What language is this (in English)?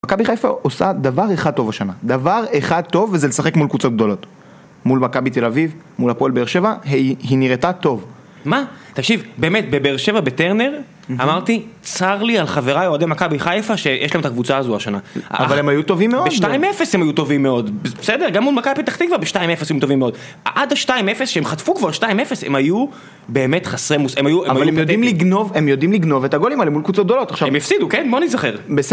Hebrew